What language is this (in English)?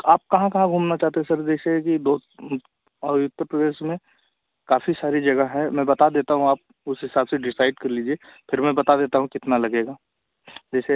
Hindi